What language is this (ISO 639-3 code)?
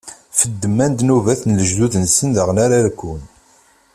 kab